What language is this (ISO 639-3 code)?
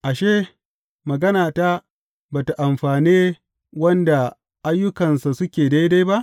hau